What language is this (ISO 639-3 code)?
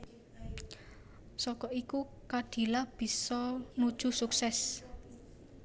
jav